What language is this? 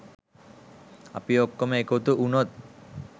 Sinhala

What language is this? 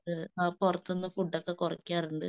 Malayalam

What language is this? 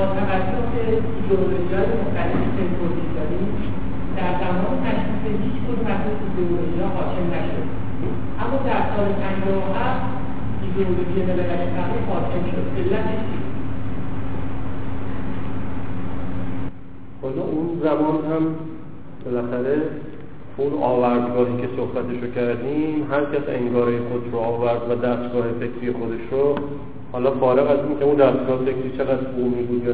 Persian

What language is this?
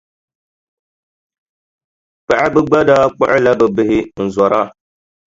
Dagbani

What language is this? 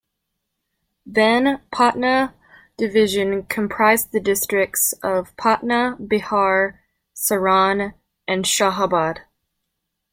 English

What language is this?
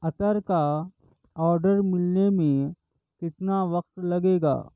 Urdu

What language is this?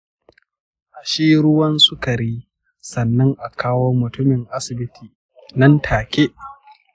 Hausa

